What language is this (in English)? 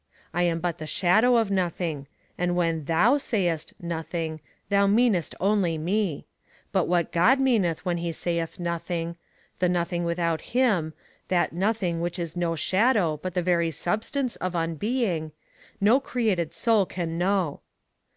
English